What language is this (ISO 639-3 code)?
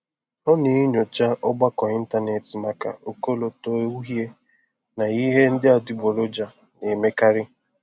ibo